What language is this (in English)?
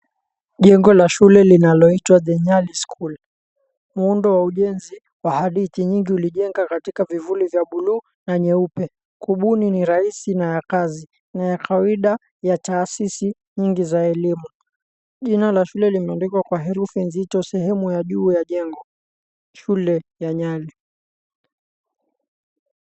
Swahili